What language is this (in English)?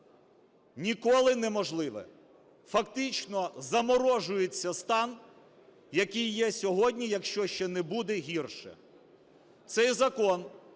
Ukrainian